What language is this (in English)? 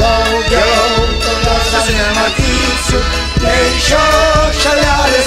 Romanian